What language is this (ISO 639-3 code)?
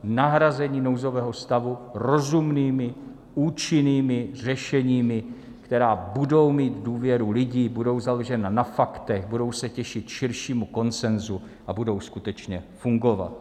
ces